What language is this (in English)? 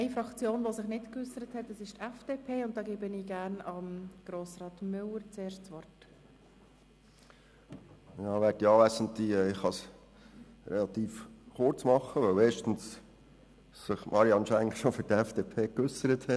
Swiss German